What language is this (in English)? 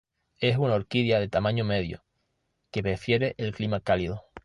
Spanish